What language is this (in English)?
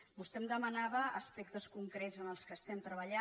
Catalan